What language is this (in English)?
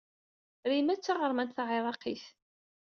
Kabyle